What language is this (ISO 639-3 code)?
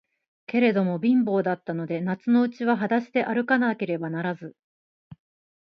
jpn